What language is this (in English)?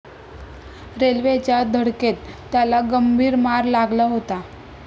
Marathi